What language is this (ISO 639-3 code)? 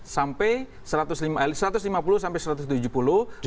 ind